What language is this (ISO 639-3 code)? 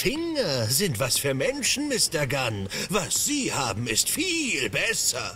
deu